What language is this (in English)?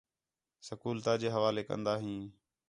Khetrani